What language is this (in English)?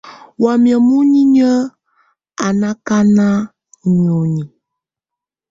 Tunen